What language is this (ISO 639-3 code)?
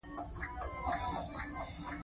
pus